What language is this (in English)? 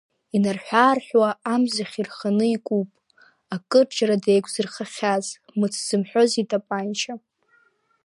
Abkhazian